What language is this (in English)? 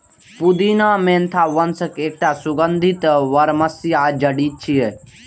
Maithili